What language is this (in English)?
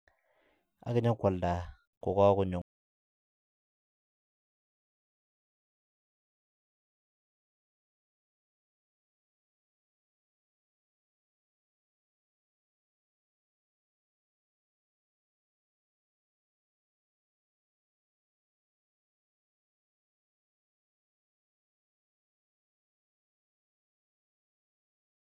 Kalenjin